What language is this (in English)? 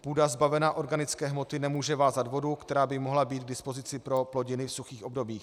Czech